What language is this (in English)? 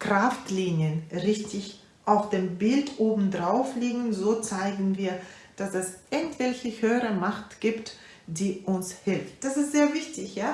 German